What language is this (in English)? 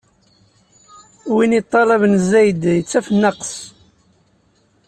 Kabyle